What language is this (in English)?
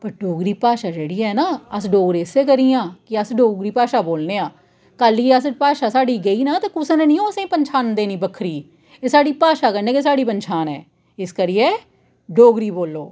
Dogri